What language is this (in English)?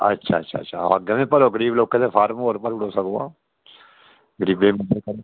Dogri